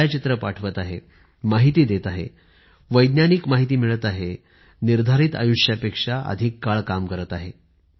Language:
Marathi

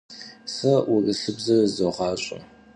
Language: Kabardian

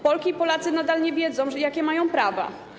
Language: Polish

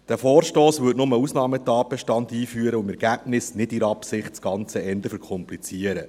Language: Swiss German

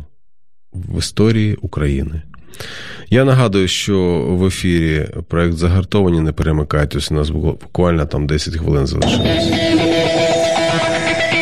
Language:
Ukrainian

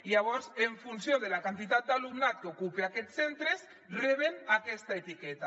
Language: Catalan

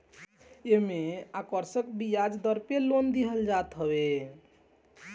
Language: Bhojpuri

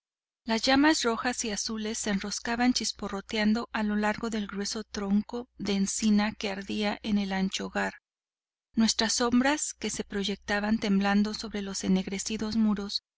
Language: Spanish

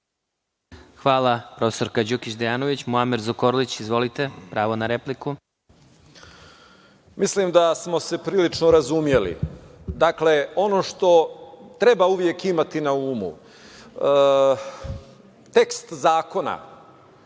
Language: Serbian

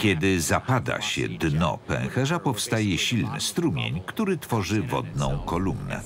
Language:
Polish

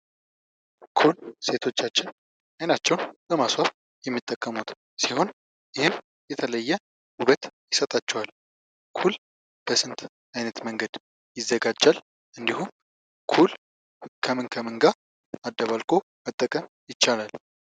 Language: Amharic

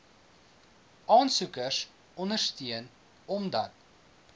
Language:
Afrikaans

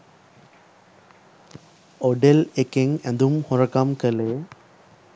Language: Sinhala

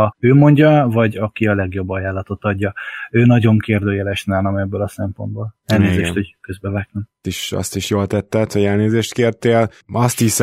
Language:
Hungarian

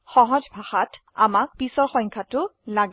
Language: Assamese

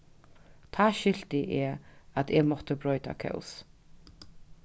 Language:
Faroese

